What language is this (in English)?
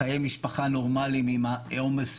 Hebrew